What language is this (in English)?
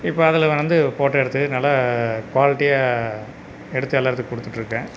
Tamil